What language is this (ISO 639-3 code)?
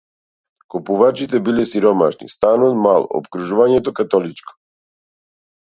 mkd